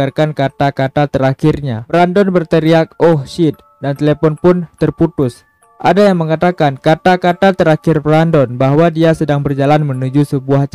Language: Indonesian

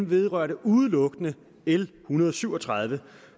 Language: Danish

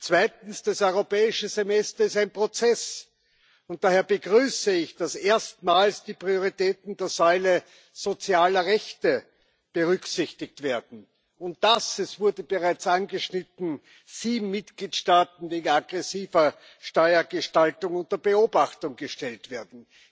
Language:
German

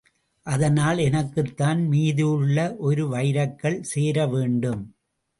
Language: Tamil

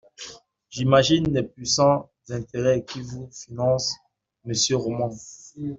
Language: French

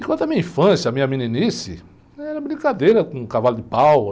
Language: Portuguese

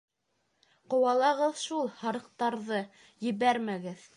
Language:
Bashkir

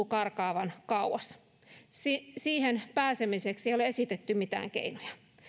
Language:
Finnish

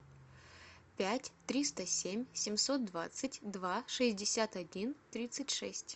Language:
Russian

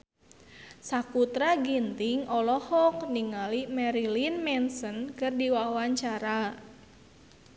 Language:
Sundanese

